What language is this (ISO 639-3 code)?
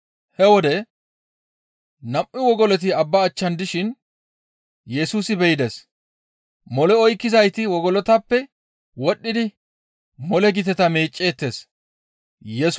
gmv